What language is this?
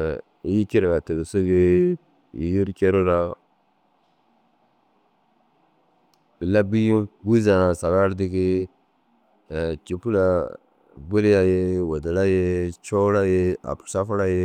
Dazaga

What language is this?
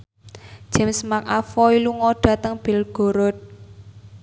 Javanese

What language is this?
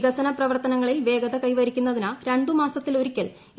Malayalam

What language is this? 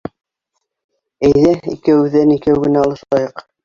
Bashkir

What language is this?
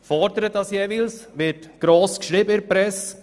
Swiss German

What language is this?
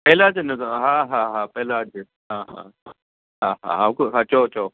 Sindhi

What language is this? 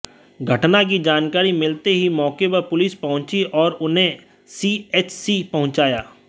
Hindi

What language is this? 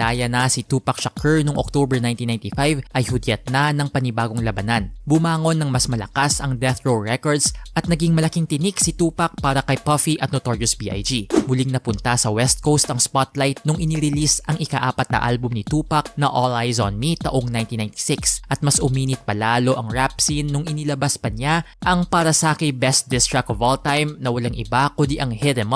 Filipino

